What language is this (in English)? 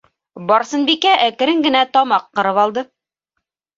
Bashkir